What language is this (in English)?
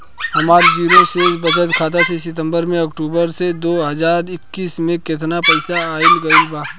Bhojpuri